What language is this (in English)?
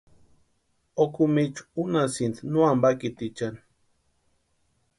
Western Highland Purepecha